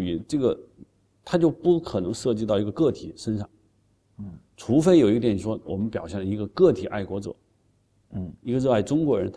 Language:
Chinese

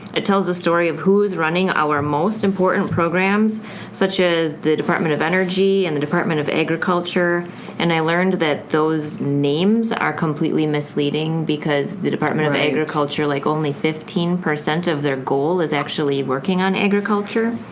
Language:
English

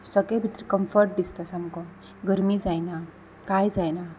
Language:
Konkani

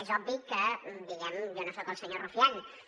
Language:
Catalan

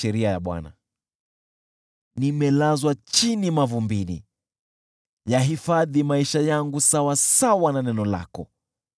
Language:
Swahili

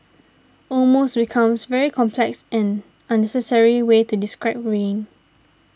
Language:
English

